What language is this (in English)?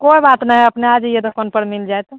Maithili